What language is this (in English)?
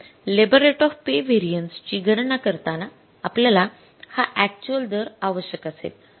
Marathi